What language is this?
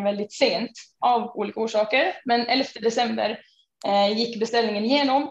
Swedish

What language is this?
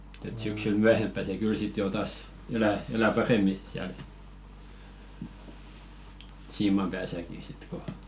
Finnish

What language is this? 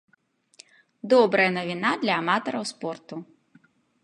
Belarusian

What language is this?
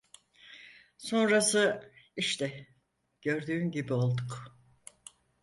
Turkish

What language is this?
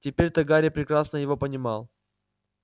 Russian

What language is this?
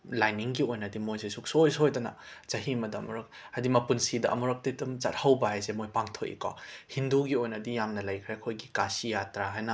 Manipuri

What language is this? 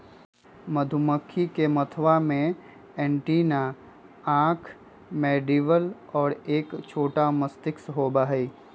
Magahi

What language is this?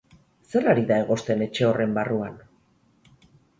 Basque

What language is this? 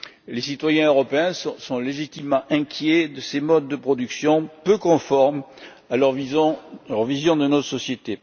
French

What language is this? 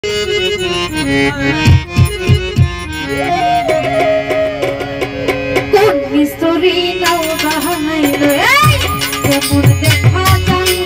Arabic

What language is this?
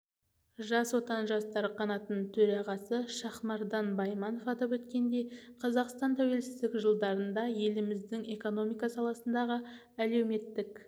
Kazakh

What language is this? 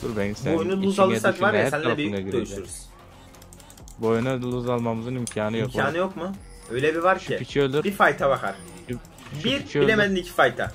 Turkish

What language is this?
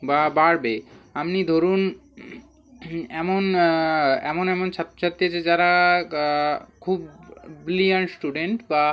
Bangla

